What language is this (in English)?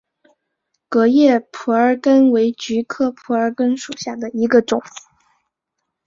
Chinese